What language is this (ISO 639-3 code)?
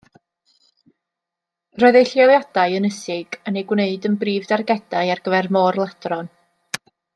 cym